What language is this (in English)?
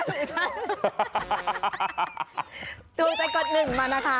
Thai